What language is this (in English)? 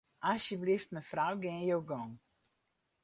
Western Frisian